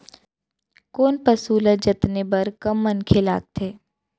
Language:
Chhattisgarhi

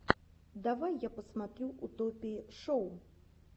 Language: Russian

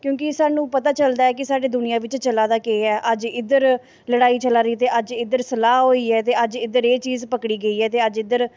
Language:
Dogri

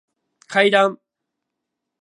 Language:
Japanese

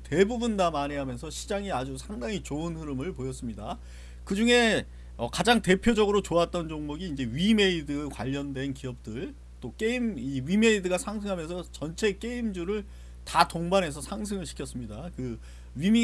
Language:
Korean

